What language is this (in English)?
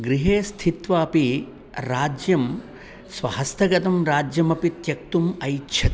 Sanskrit